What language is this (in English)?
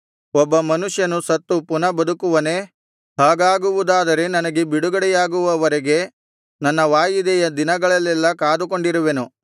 Kannada